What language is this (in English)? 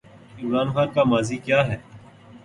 Urdu